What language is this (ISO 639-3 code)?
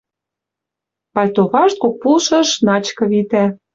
mrj